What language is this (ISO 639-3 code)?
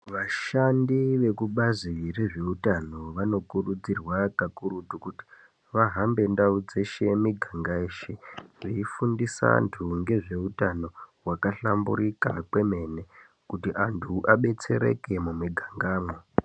ndc